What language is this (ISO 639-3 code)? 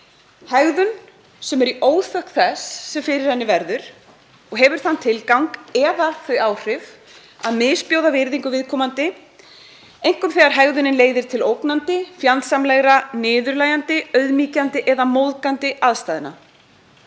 isl